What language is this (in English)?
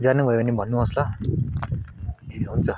Nepali